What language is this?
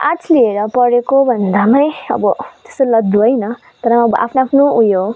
Nepali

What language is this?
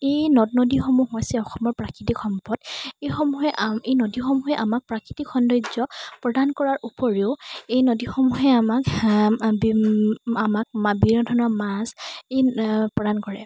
Assamese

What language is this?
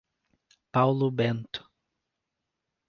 Portuguese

